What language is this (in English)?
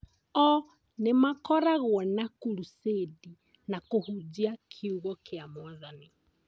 Kikuyu